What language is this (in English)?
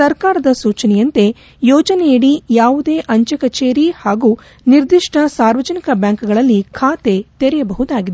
Kannada